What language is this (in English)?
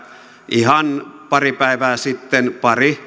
Finnish